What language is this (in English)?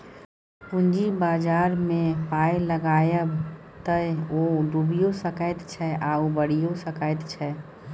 Maithili